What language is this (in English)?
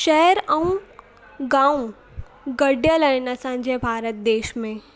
Sindhi